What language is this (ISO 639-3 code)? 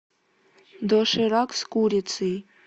rus